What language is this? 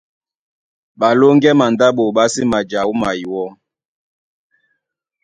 Duala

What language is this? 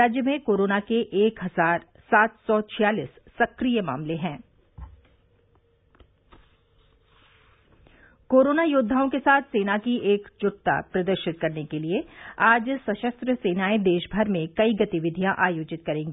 Hindi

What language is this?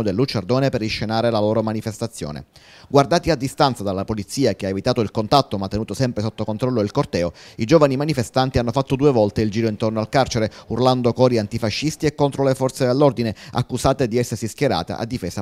Italian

